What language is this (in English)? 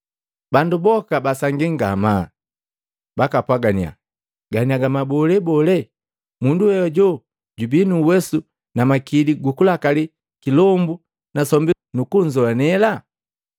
Matengo